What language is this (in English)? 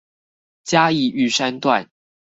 Chinese